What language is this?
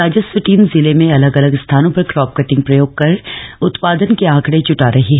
Hindi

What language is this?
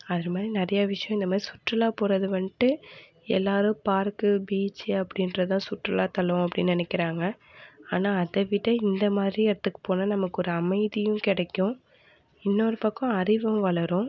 Tamil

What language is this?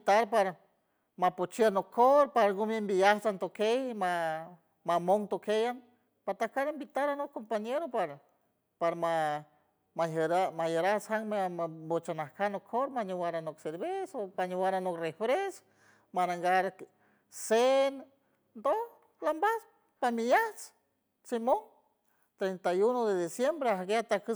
San Francisco Del Mar Huave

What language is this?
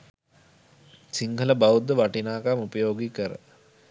Sinhala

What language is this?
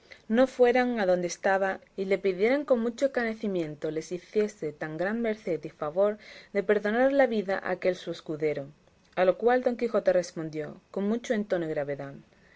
Spanish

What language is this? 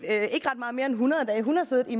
Danish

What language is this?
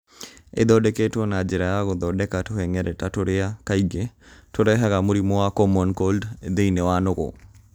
Kikuyu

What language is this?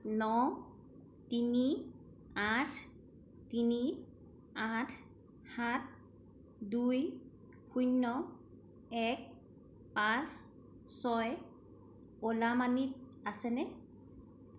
Assamese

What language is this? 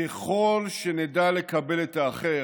Hebrew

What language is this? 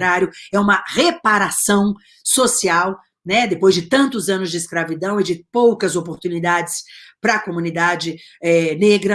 Portuguese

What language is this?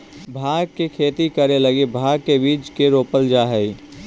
Magahi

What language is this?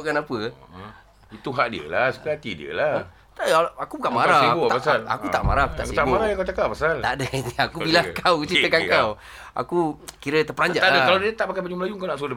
Malay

